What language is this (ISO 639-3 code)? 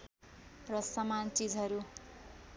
nep